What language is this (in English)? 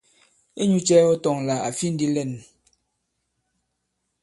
Bankon